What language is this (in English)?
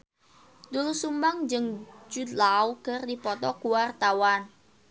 Sundanese